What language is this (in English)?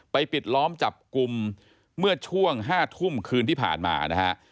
Thai